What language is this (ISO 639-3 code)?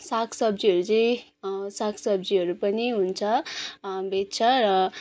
nep